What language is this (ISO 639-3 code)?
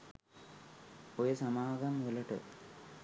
sin